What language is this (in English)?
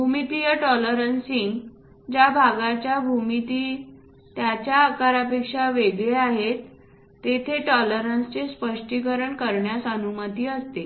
Marathi